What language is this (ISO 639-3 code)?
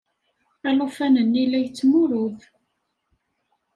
kab